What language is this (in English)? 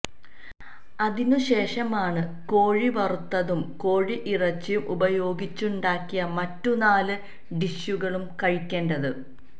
Malayalam